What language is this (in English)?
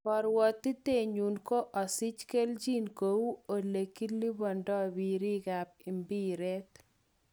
Kalenjin